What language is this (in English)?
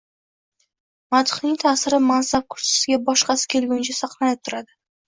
Uzbek